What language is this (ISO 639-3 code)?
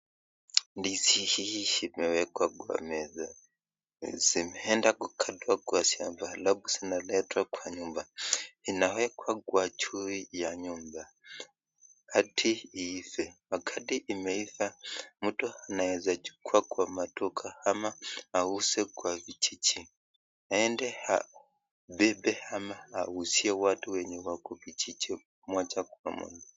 swa